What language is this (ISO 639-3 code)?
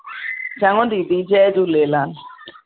snd